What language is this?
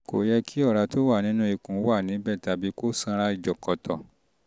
Yoruba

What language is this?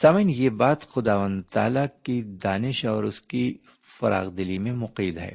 Urdu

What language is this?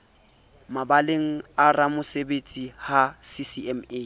Southern Sotho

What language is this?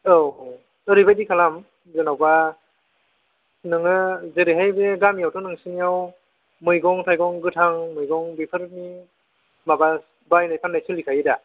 Bodo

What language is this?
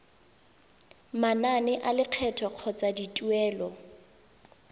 Tswana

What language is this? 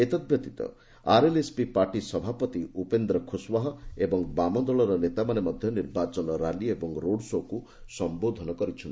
Odia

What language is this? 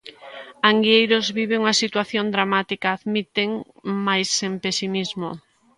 Galician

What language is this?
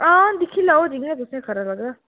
Dogri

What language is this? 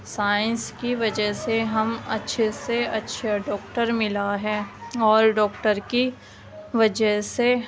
Urdu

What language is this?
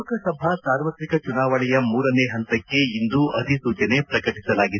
Kannada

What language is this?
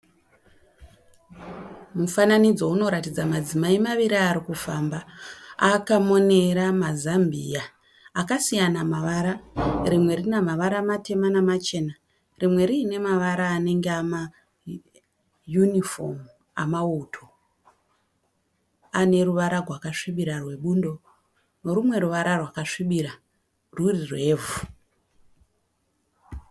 Shona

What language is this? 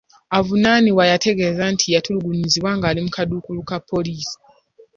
Ganda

